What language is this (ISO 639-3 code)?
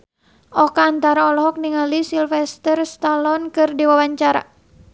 sun